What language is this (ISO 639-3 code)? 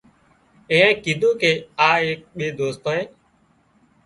kxp